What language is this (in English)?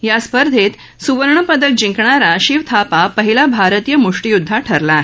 Marathi